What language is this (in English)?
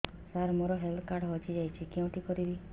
Odia